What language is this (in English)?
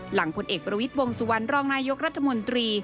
Thai